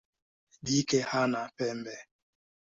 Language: Swahili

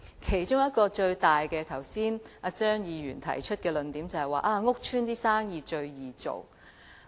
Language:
Cantonese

